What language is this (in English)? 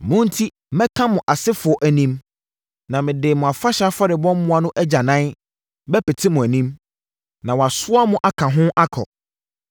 Akan